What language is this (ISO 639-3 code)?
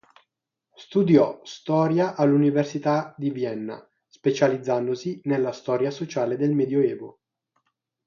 ita